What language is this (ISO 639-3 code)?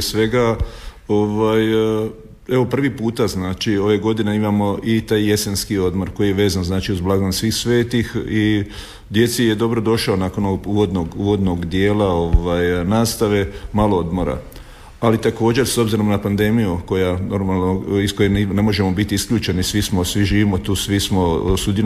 hrv